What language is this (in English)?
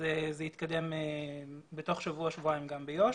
Hebrew